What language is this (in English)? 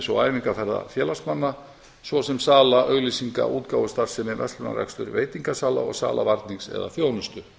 Icelandic